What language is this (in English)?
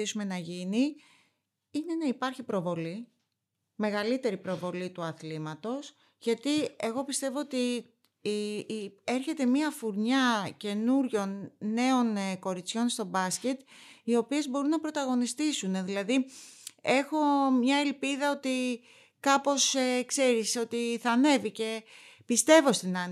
Greek